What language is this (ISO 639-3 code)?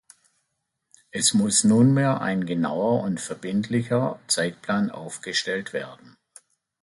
deu